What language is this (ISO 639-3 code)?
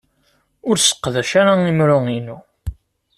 kab